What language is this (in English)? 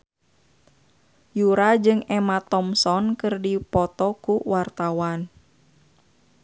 Sundanese